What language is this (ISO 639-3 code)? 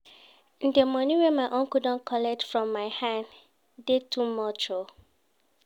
pcm